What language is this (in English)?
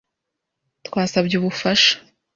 Kinyarwanda